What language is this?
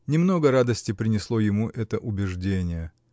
Russian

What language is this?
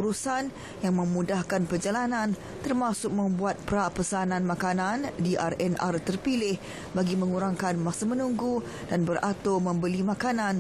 Malay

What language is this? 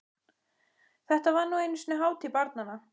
Icelandic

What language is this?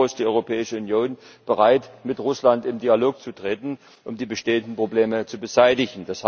German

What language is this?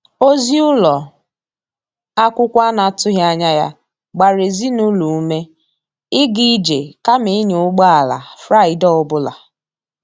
Igbo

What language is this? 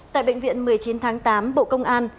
Vietnamese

